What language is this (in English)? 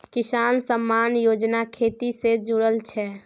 Maithili